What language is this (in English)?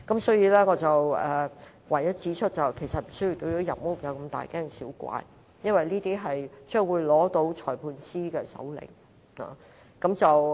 Cantonese